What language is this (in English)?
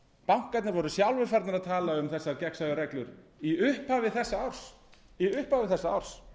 Icelandic